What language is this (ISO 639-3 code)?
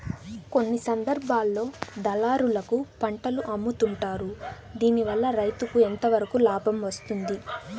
tel